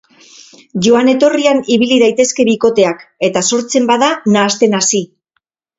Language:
Basque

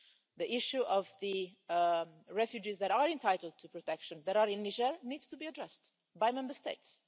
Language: English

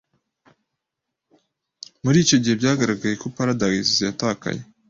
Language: Kinyarwanda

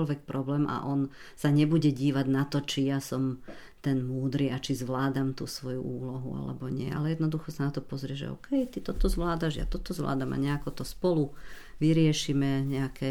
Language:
Slovak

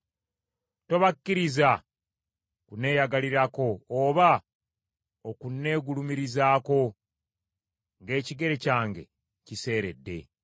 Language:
Ganda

